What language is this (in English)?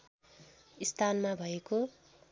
Nepali